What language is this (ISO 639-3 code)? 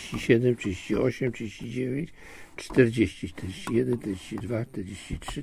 pol